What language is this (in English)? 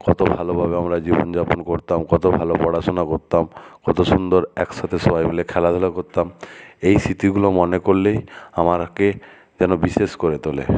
Bangla